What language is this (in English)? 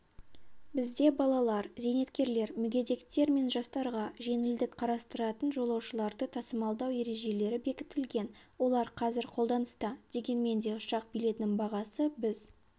Kazakh